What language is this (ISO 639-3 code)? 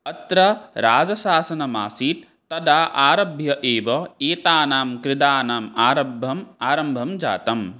san